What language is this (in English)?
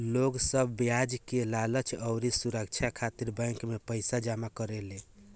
Bhojpuri